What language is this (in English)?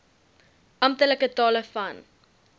Afrikaans